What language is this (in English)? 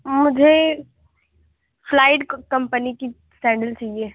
Urdu